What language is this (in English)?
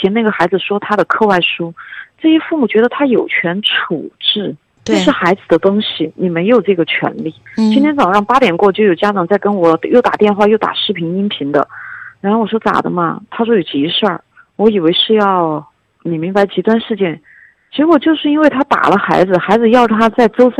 Chinese